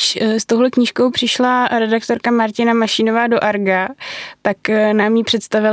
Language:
Czech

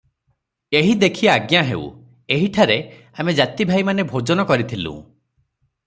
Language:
Odia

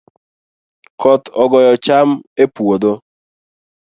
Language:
Luo (Kenya and Tanzania)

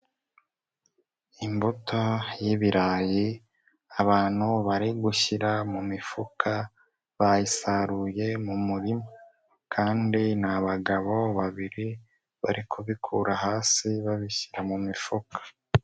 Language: Kinyarwanda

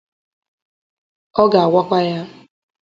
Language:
Igbo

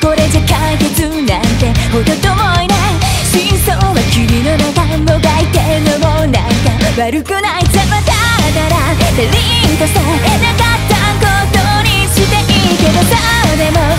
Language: Thai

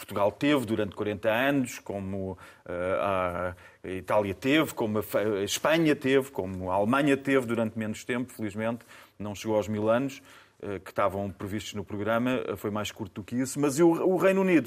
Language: Portuguese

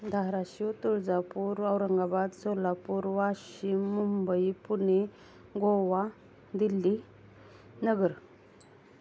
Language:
Marathi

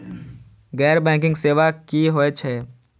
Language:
Maithili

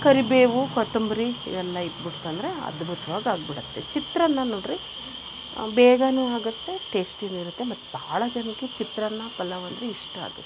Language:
Kannada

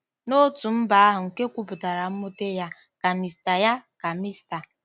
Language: Igbo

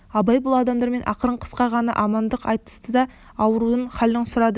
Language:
Kazakh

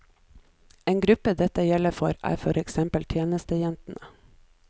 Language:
Norwegian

